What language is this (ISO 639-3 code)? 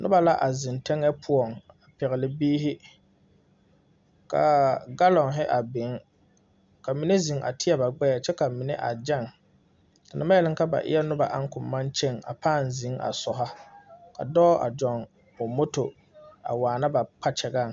dga